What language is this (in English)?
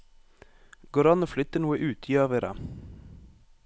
Norwegian